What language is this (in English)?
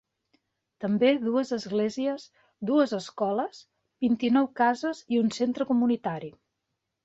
Catalan